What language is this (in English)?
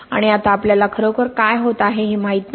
Marathi